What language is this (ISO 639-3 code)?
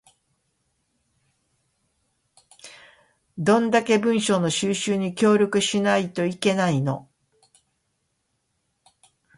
jpn